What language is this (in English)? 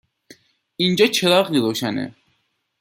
Persian